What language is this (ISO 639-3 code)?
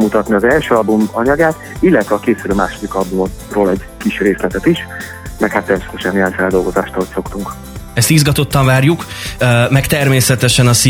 hun